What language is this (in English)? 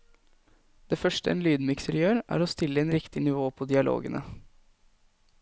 Norwegian